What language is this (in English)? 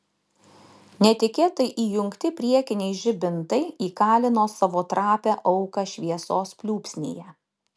Lithuanian